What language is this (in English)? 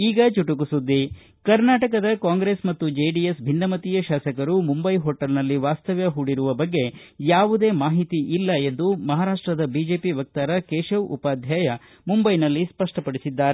Kannada